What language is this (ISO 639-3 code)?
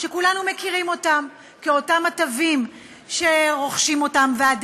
heb